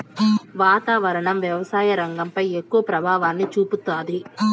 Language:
Telugu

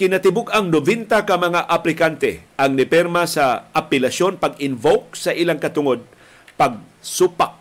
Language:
Filipino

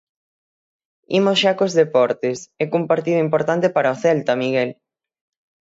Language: Galician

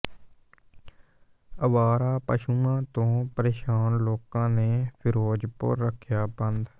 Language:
Punjabi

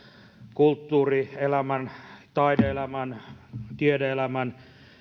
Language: Finnish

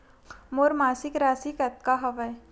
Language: Chhattisgarhi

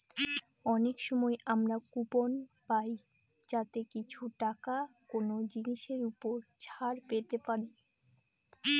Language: Bangla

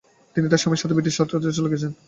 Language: Bangla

